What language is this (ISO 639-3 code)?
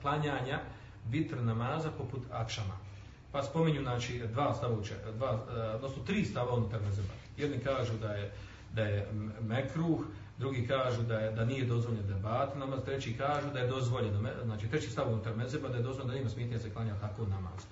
hrv